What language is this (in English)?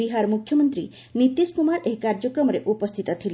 Odia